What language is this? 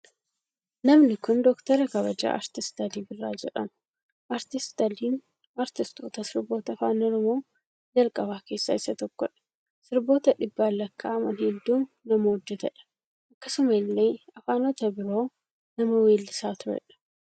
Oromo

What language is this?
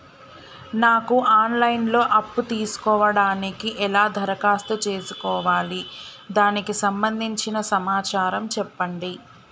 Telugu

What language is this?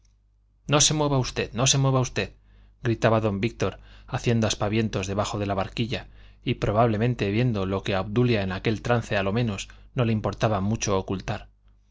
Spanish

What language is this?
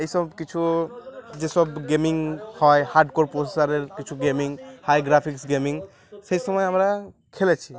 Bangla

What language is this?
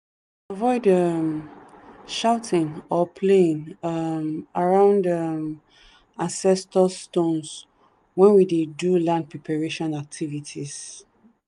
Nigerian Pidgin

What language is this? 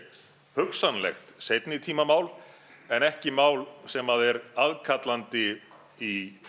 Icelandic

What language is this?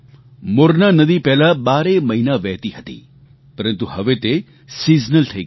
Gujarati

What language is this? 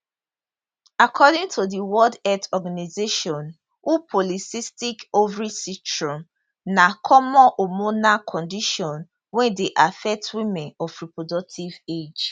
Nigerian Pidgin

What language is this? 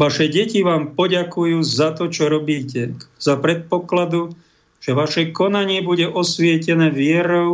Slovak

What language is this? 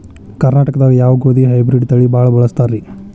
Kannada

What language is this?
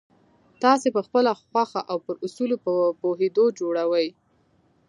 Pashto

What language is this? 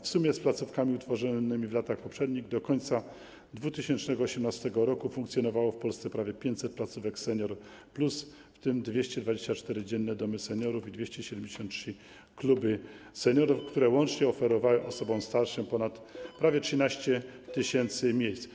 Polish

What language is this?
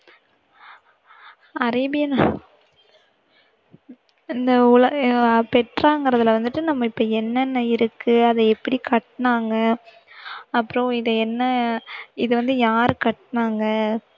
Tamil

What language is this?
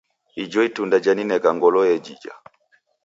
Taita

